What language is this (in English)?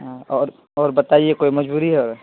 Urdu